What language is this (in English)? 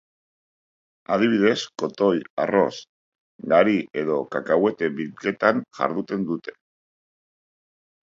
Basque